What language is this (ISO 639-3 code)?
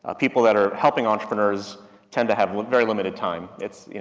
eng